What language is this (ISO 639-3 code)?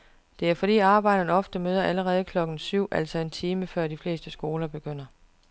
dan